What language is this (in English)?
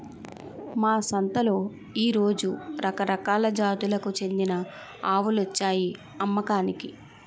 Telugu